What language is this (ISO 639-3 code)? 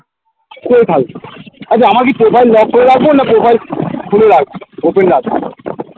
ben